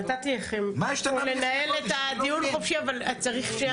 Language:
Hebrew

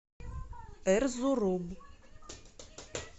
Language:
Russian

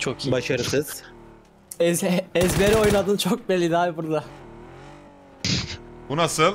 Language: Turkish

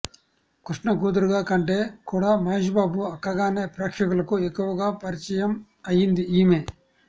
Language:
Telugu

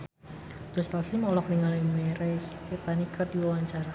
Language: Sundanese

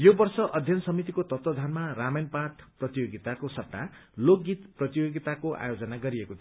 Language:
Nepali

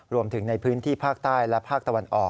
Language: Thai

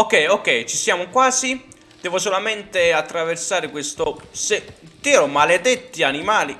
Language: Italian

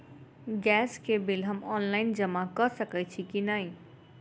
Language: Maithili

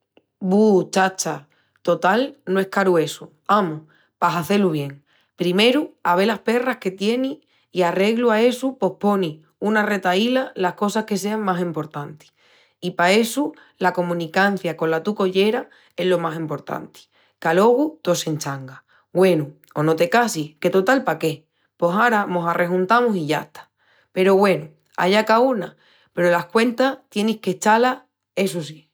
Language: Extremaduran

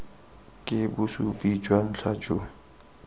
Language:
Tswana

